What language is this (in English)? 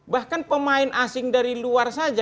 Indonesian